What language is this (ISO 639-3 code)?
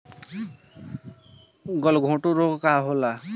bho